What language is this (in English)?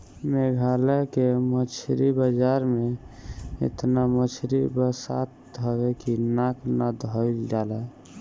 Bhojpuri